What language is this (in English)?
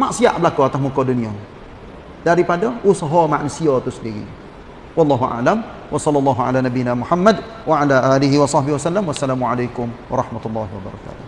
Malay